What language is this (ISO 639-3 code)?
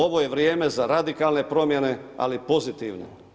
hrv